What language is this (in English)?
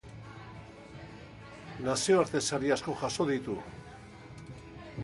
Basque